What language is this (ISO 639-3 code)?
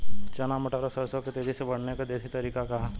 bho